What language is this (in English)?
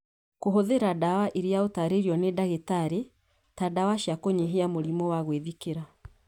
Kikuyu